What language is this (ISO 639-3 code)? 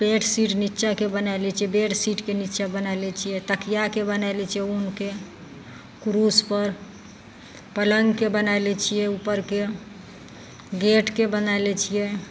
mai